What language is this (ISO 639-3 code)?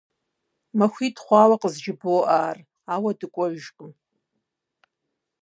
kbd